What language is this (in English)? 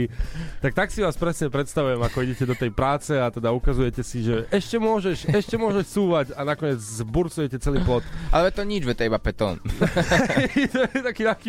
Slovak